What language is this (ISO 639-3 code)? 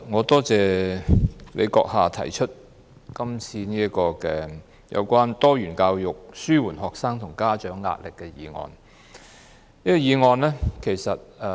yue